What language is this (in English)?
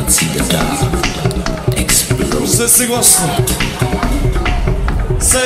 Polish